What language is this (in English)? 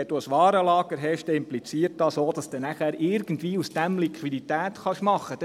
Swiss German